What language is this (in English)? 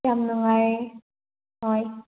Manipuri